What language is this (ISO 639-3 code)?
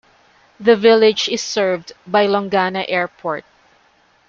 eng